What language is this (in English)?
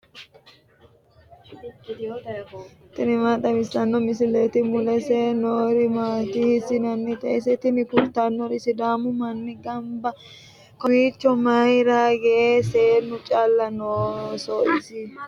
Sidamo